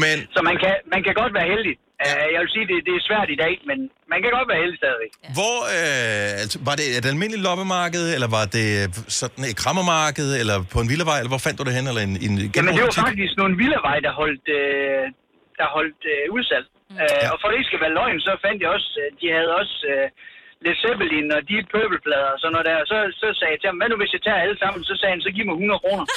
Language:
Danish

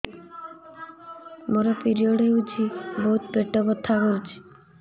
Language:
Odia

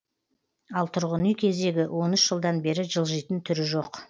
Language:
Kazakh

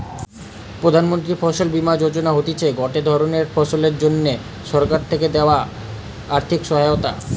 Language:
Bangla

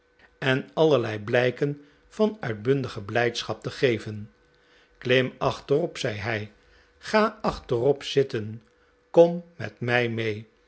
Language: Dutch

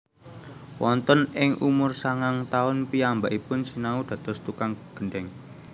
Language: Javanese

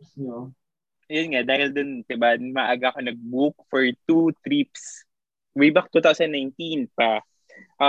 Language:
Filipino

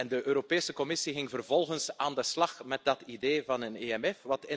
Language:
Dutch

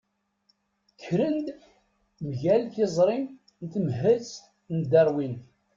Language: Kabyle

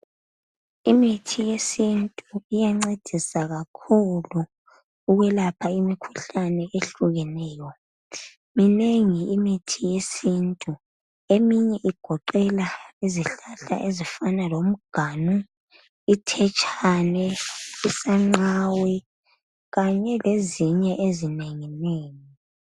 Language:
North Ndebele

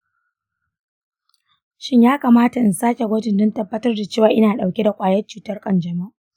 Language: Hausa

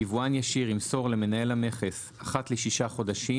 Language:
Hebrew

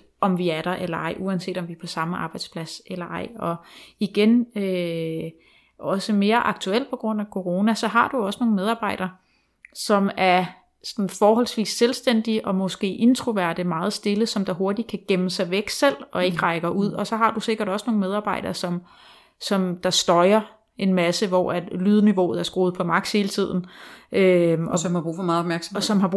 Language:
Danish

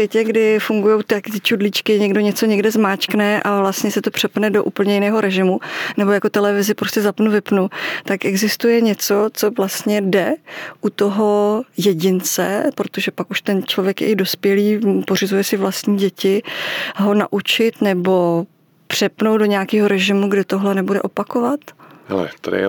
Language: Czech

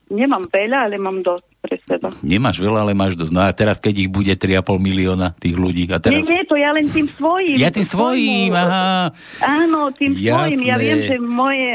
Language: Slovak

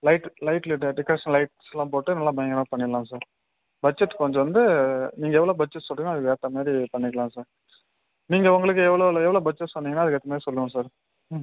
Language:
Tamil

